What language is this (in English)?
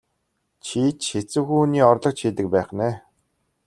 Mongolian